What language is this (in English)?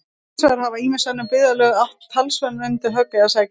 Icelandic